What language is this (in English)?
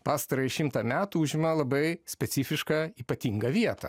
Lithuanian